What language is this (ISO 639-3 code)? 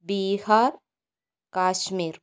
mal